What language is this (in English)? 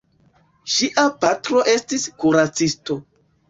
Esperanto